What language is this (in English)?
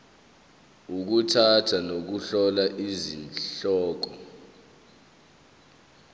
Zulu